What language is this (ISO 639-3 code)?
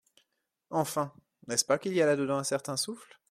fra